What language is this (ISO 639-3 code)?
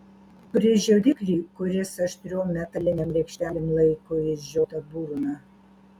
lit